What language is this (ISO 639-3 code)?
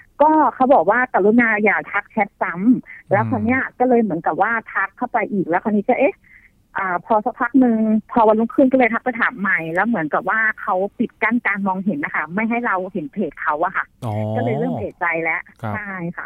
tha